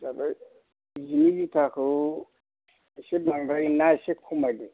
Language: Bodo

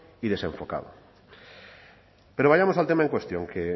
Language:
Spanish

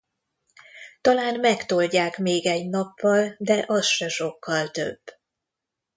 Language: Hungarian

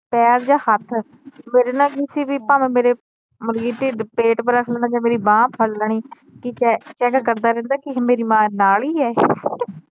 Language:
Punjabi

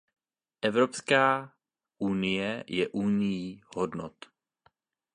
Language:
Czech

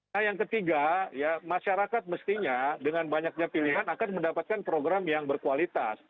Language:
Indonesian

